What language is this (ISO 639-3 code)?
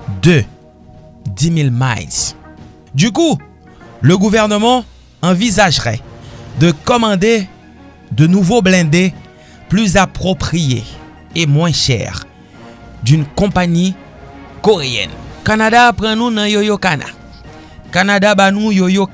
fra